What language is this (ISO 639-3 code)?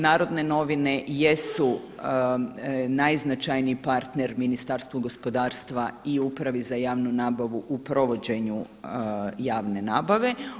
hrv